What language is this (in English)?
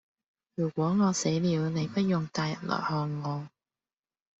Cantonese